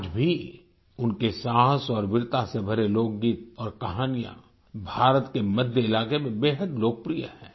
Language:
Hindi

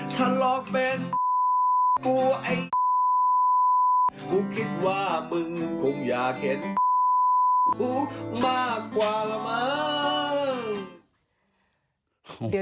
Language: Thai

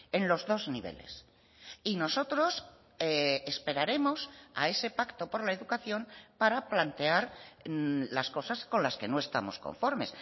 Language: Spanish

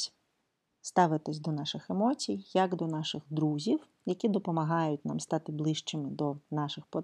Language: Ukrainian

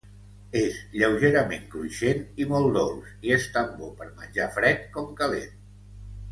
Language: Catalan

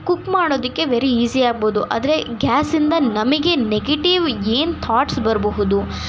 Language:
Kannada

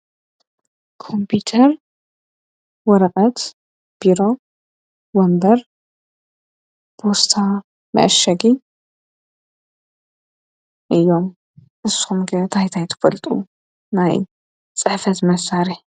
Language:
Tigrinya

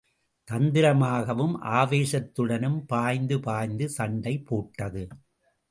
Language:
Tamil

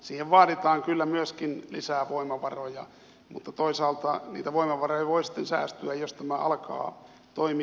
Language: Finnish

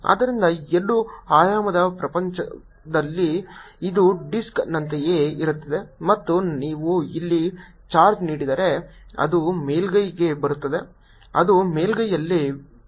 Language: Kannada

